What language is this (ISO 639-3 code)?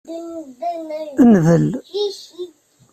kab